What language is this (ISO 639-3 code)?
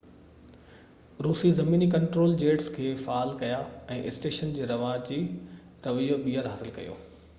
snd